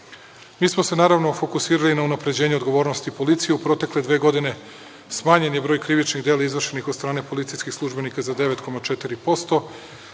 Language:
Serbian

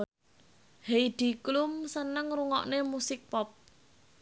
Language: Javanese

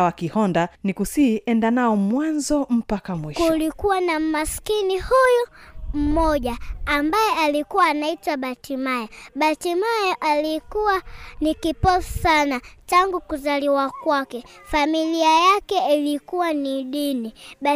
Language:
Swahili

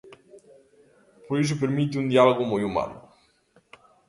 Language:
Galician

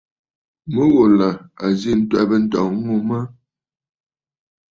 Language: Bafut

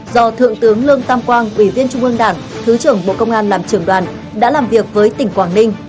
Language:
Vietnamese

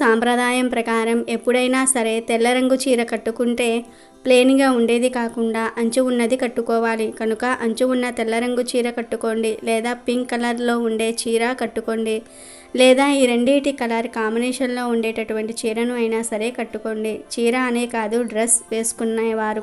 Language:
Telugu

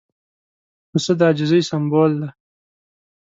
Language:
Pashto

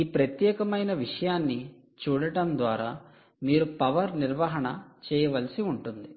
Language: Telugu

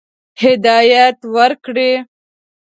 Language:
Pashto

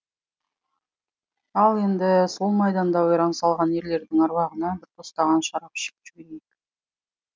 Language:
Kazakh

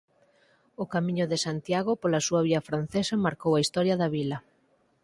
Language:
Galician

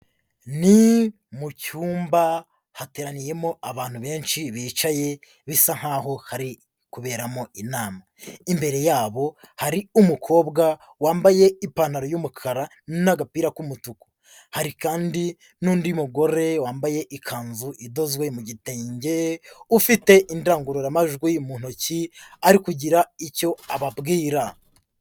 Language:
Kinyarwanda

